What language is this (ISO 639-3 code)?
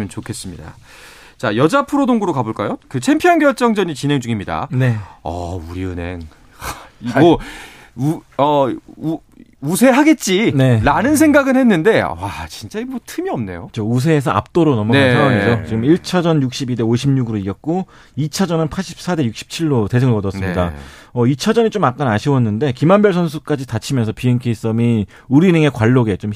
kor